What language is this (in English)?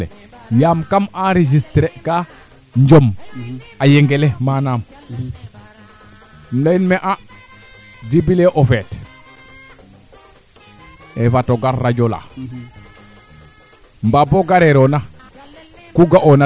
Serer